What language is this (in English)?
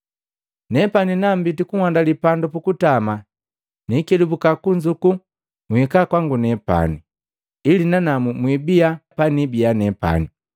Matengo